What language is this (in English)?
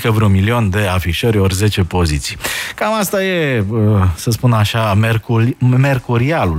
Romanian